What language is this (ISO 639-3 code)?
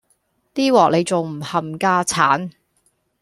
yue